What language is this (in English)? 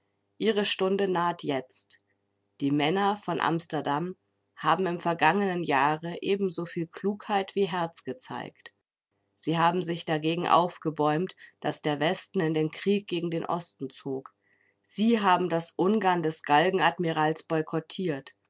German